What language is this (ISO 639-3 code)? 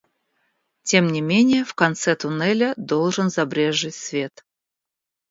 rus